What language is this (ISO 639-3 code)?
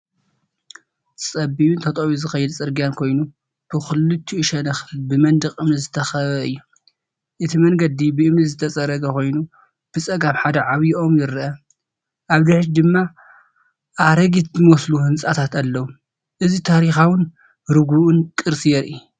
tir